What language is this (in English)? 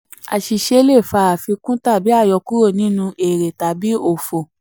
Yoruba